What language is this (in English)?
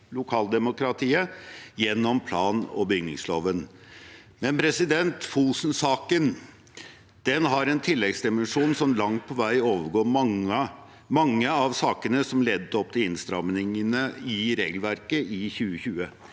Norwegian